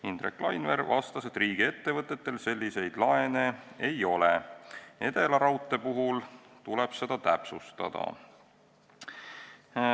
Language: Estonian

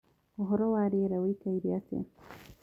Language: Kikuyu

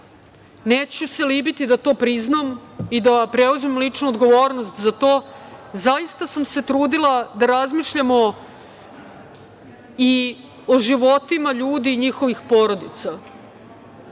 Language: Serbian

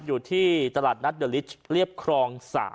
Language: Thai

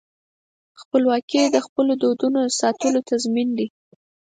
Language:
Pashto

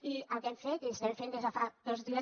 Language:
Catalan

